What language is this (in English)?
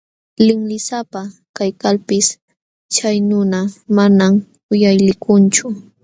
Jauja Wanca Quechua